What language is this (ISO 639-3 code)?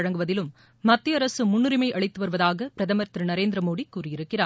tam